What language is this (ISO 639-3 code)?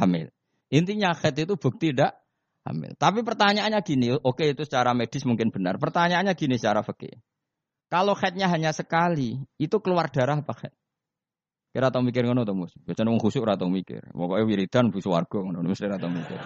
ind